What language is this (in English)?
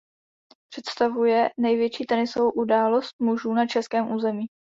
Czech